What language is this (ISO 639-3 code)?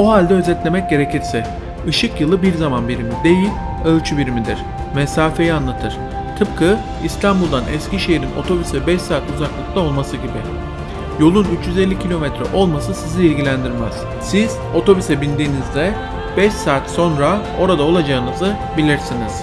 tur